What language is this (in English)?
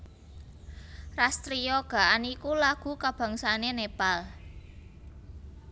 Javanese